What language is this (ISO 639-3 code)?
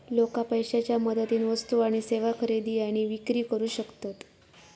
mar